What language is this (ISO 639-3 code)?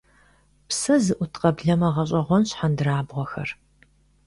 kbd